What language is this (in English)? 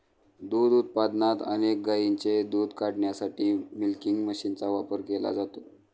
Marathi